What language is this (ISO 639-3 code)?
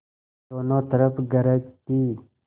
hin